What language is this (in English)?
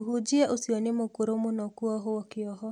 Kikuyu